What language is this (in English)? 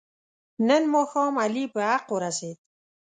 Pashto